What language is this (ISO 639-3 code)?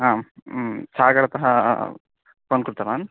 san